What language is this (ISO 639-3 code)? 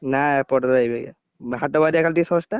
ori